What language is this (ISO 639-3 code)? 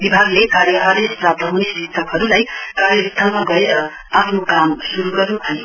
nep